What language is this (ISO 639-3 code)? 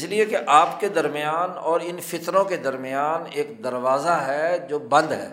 urd